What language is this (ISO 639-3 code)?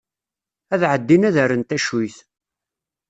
kab